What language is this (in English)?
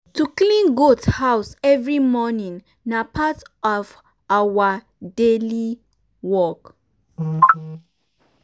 Nigerian Pidgin